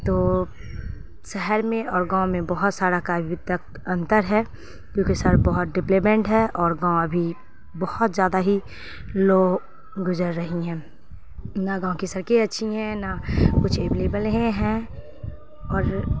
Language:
Urdu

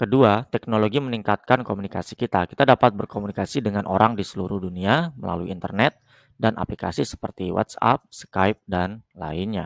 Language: Indonesian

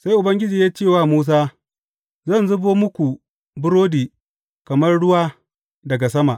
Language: Hausa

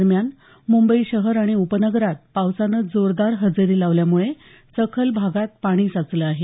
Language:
Marathi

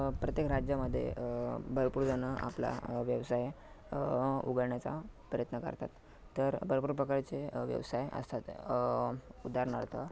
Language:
Marathi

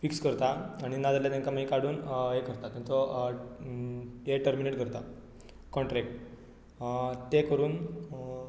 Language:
Konkani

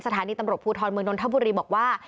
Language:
Thai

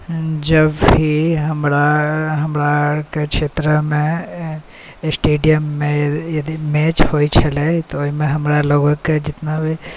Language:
Maithili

